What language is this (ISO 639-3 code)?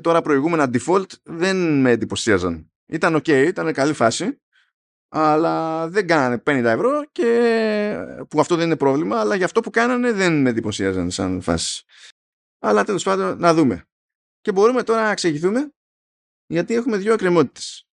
ell